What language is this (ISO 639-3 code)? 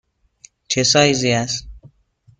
fas